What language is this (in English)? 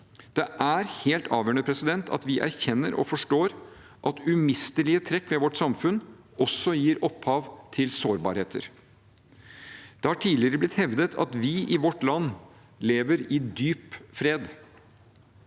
Norwegian